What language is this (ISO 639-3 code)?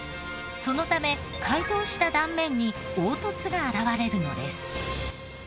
jpn